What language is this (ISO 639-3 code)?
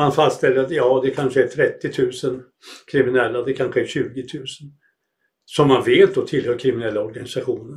swe